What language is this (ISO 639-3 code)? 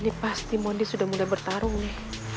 ind